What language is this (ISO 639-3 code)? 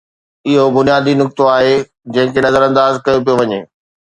snd